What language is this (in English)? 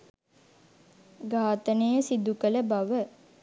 Sinhala